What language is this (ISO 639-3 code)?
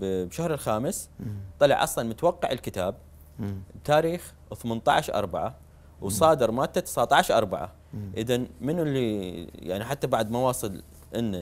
ara